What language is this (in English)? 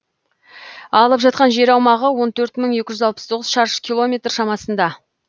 Kazakh